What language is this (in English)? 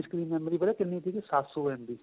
Punjabi